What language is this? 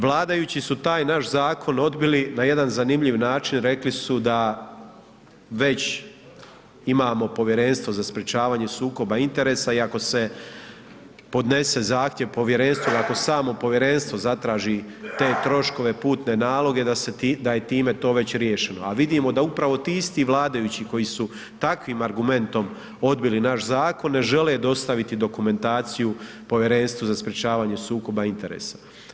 Croatian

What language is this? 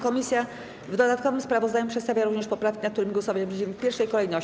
Polish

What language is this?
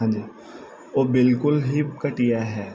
Punjabi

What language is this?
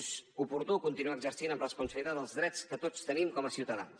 Catalan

